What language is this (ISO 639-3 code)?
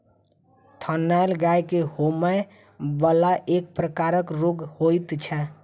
mai